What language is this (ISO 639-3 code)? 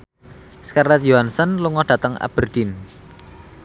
jav